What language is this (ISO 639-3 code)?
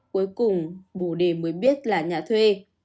vie